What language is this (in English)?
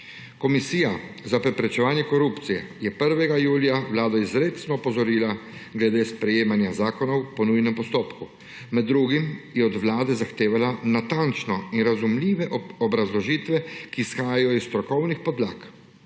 Slovenian